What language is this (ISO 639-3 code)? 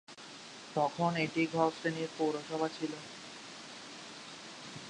ben